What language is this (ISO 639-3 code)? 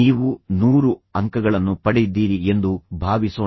kan